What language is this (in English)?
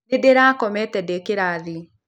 Kikuyu